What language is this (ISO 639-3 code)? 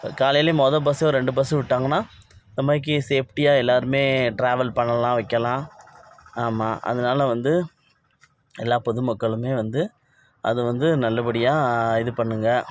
tam